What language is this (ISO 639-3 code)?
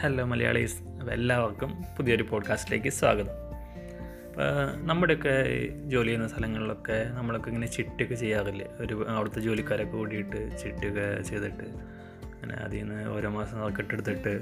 mal